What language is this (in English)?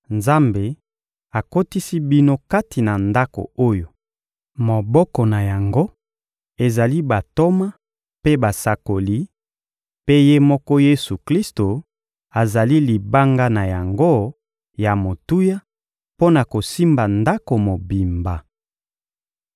Lingala